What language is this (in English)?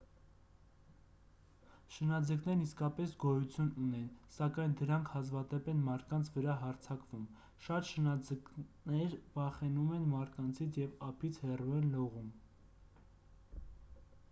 Armenian